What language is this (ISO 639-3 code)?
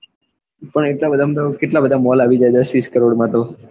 guj